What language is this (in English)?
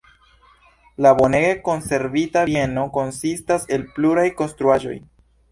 Esperanto